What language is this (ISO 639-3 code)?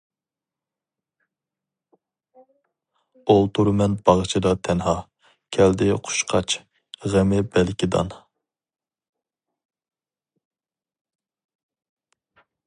uig